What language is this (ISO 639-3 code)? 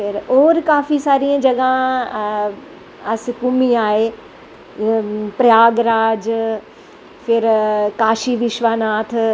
doi